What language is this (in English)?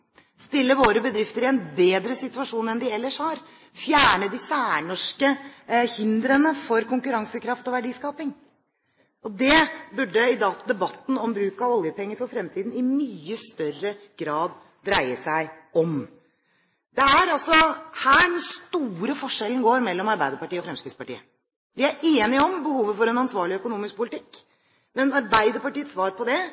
Norwegian Bokmål